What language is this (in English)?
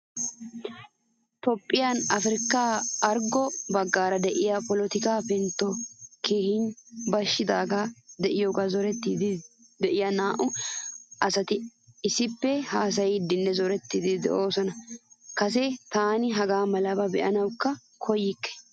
Wolaytta